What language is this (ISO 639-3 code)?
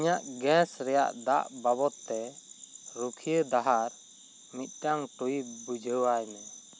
sat